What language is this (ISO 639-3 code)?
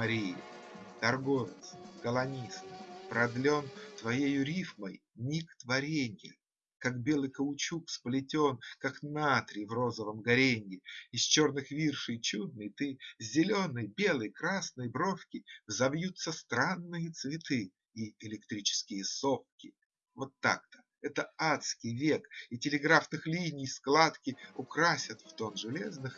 rus